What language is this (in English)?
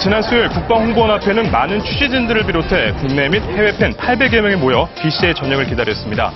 Korean